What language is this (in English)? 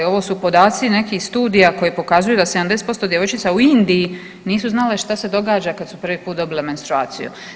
Croatian